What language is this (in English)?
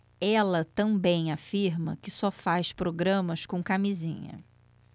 Portuguese